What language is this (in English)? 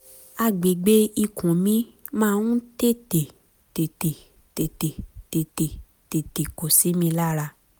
Yoruba